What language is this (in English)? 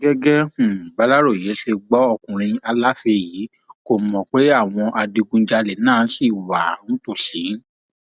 Yoruba